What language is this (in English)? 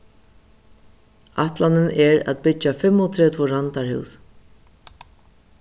Faroese